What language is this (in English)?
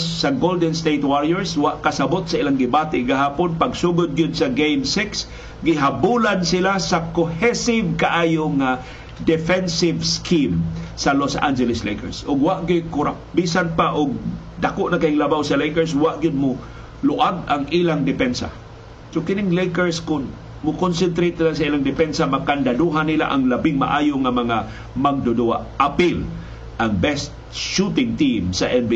Filipino